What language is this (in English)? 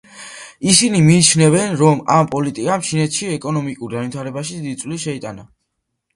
Georgian